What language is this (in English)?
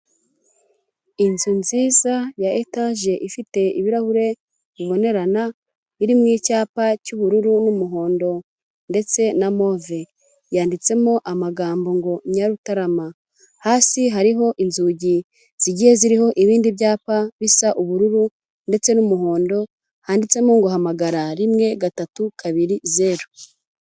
Kinyarwanda